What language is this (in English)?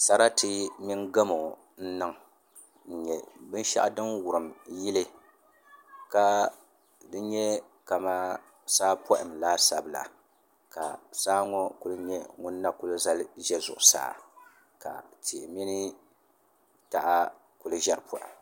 Dagbani